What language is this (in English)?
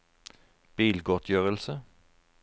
Norwegian